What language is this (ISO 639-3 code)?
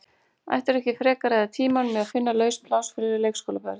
isl